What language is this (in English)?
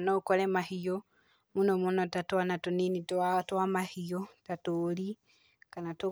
Kikuyu